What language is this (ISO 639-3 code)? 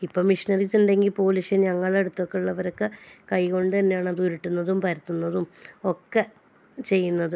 mal